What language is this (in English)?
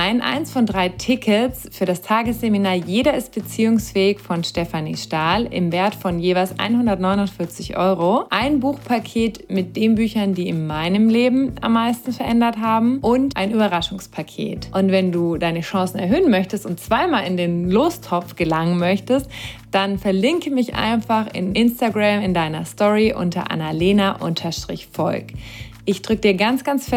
German